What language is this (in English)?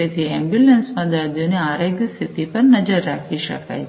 Gujarati